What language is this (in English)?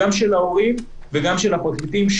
Hebrew